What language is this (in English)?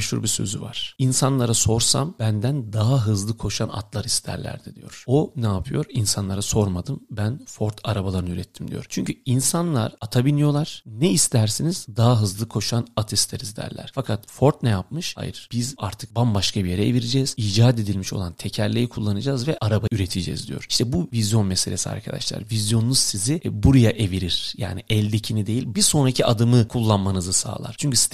Turkish